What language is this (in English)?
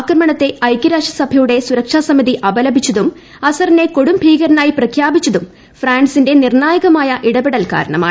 Malayalam